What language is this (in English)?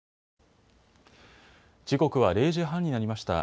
Japanese